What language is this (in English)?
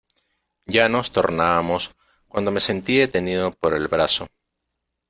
Spanish